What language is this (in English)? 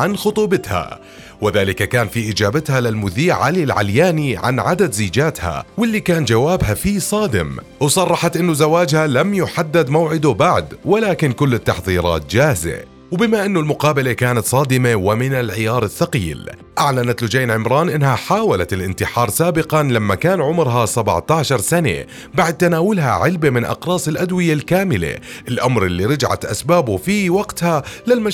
Arabic